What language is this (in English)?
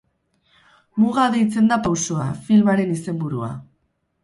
Basque